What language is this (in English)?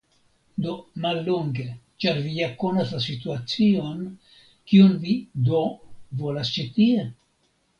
Esperanto